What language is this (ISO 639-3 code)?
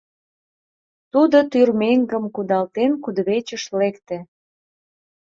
chm